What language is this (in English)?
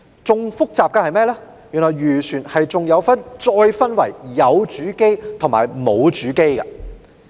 Cantonese